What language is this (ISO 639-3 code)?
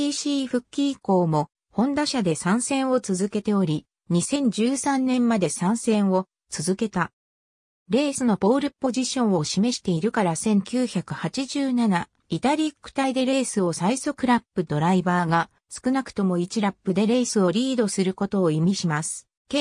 jpn